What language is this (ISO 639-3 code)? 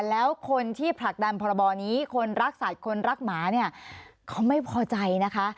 tha